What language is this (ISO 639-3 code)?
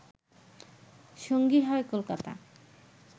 ben